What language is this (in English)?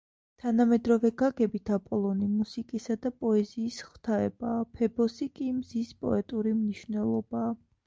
Georgian